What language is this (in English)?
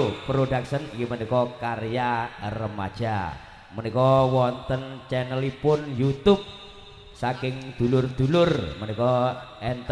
Indonesian